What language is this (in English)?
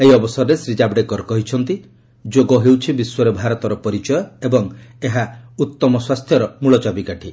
Odia